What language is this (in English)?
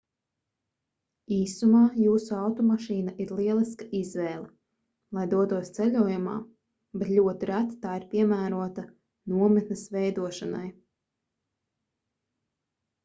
Latvian